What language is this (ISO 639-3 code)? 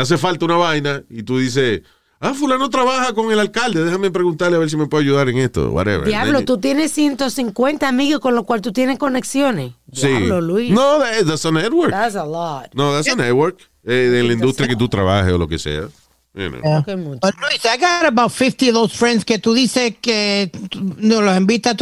spa